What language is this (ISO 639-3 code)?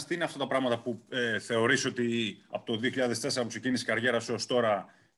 ell